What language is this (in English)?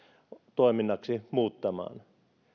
Finnish